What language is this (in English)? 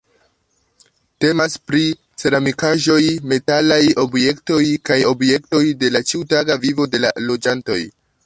Esperanto